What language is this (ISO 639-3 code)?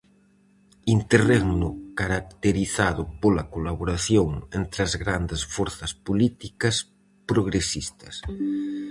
glg